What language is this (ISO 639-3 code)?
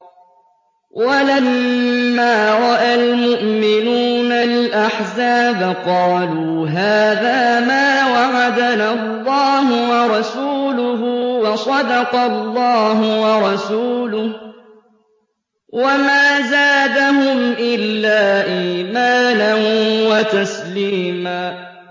ara